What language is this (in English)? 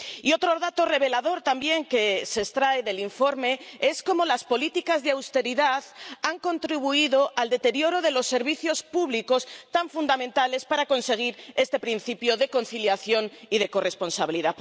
Spanish